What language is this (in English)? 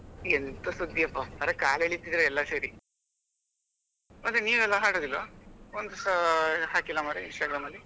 Kannada